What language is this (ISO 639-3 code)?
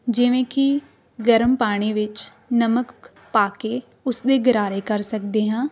pan